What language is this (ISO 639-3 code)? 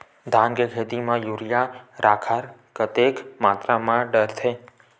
hne